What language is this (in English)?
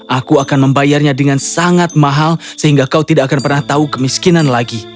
Indonesian